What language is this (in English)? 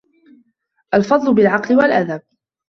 Arabic